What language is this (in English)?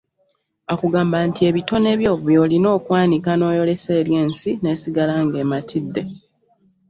Ganda